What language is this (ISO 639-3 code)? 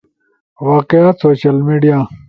ush